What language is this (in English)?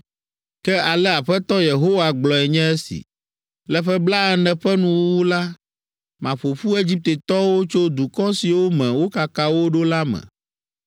Ewe